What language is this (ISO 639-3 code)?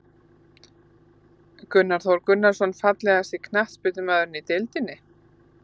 isl